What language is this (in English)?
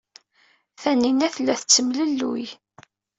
Kabyle